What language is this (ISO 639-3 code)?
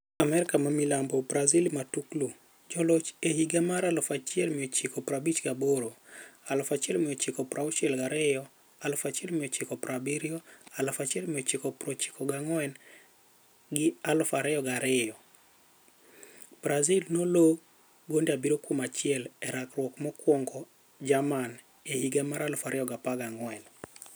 luo